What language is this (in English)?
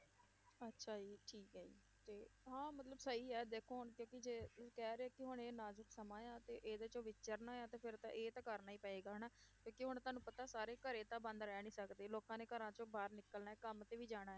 Punjabi